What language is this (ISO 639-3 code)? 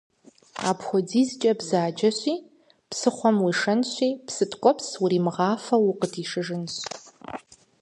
kbd